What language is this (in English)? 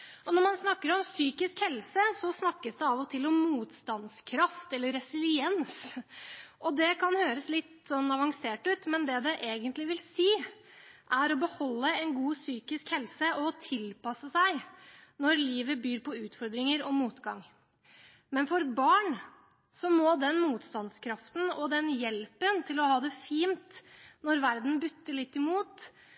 Norwegian Bokmål